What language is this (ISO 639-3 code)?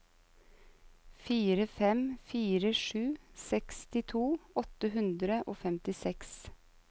nor